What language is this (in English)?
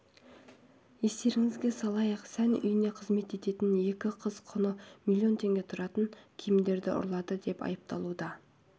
Kazakh